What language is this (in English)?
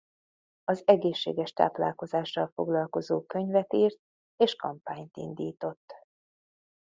Hungarian